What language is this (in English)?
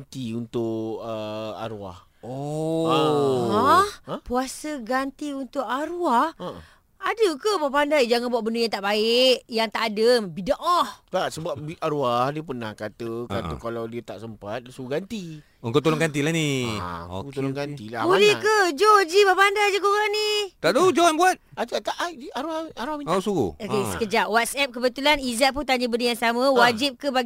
Malay